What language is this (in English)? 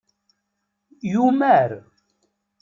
Kabyle